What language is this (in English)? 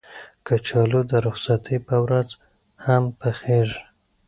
Pashto